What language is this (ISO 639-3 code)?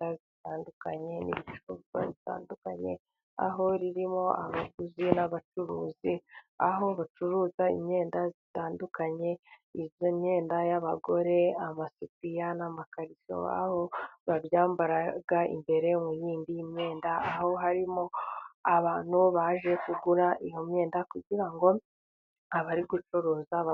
kin